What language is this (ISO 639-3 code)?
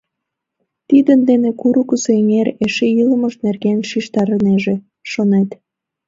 chm